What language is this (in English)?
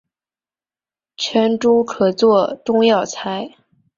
Chinese